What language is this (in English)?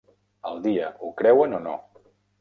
Catalan